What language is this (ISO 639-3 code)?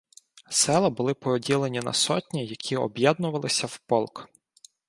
ukr